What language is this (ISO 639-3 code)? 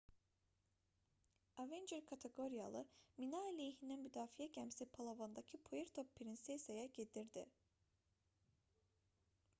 aze